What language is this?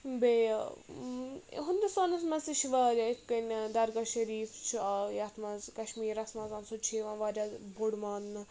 Kashmiri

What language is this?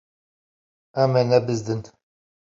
Kurdish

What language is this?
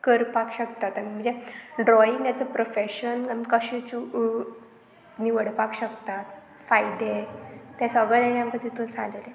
Konkani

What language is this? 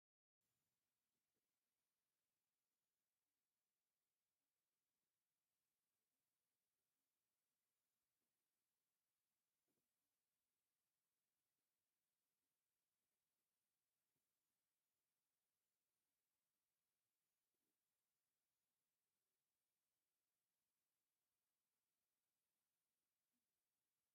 Tigrinya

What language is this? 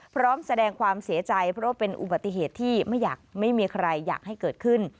Thai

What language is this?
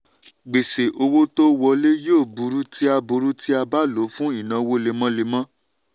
Yoruba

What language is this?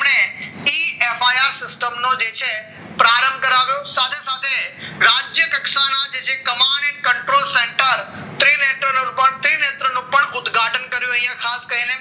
Gujarati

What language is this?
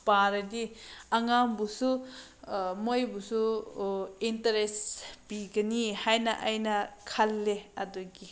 Manipuri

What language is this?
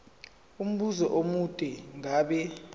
Zulu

